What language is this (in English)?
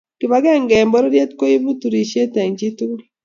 Kalenjin